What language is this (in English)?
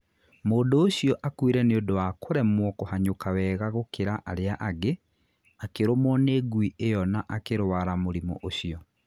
Kikuyu